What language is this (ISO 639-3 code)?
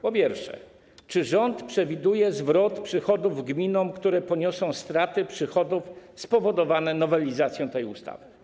pol